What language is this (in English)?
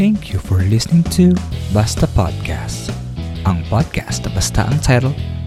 Filipino